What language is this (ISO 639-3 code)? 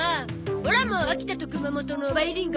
jpn